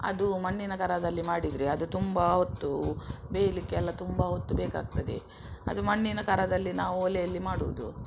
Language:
Kannada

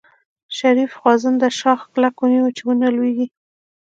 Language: Pashto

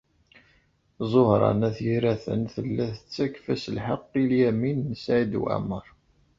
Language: Kabyle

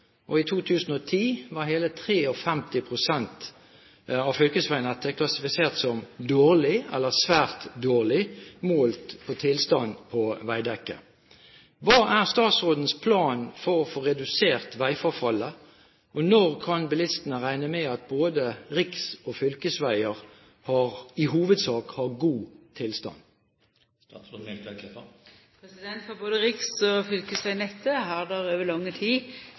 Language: Norwegian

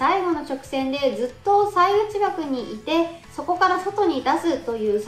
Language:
Japanese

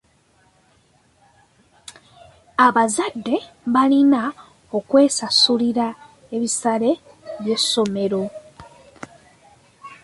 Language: Ganda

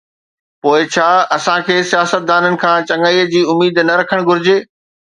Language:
Sindhi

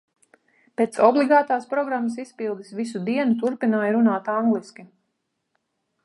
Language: Latvian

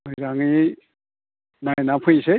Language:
Bodo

